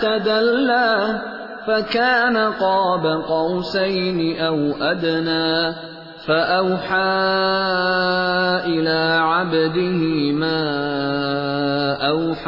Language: Urdu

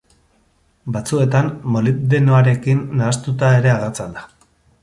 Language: Basque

